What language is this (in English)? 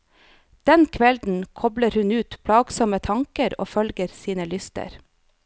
Norwegian